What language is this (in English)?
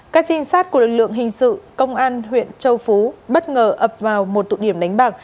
Vietnamese